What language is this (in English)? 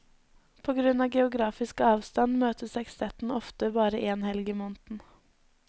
Norwegian